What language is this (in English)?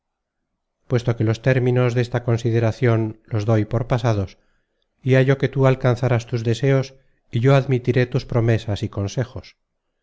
Spanish